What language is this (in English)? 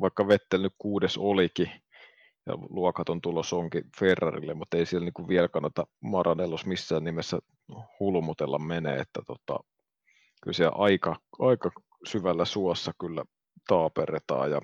Finnish